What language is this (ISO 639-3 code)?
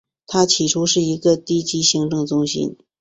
zho